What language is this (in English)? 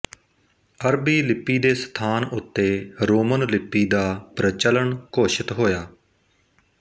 Punjabi